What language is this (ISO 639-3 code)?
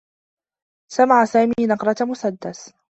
ara